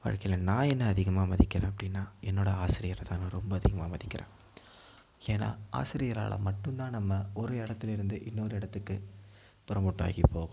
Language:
Tamil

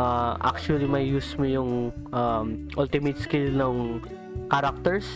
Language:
Filipino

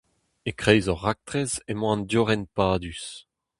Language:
Breton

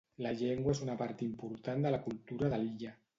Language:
Catalan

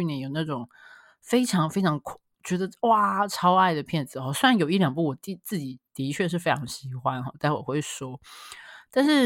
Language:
Chinese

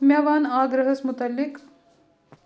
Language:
Kashmiri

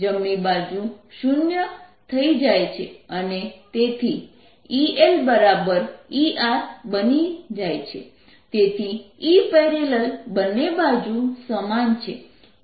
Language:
Gujarati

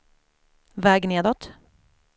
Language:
Swedish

